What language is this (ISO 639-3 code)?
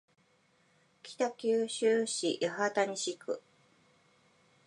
jpn